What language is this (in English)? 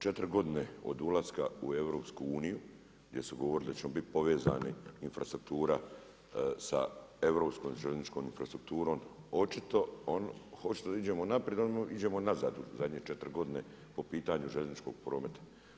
Croatian